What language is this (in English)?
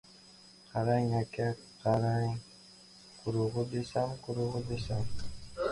Uzbek